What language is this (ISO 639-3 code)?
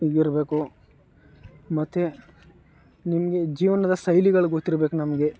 kan